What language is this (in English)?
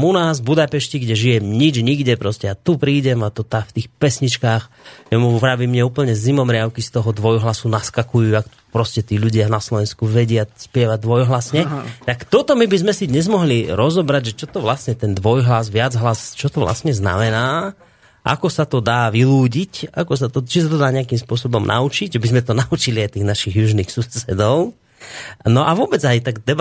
Slovak